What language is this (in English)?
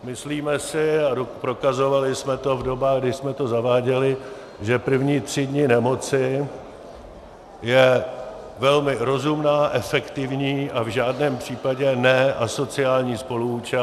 Czech